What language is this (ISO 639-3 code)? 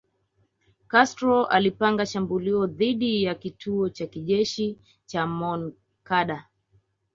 swa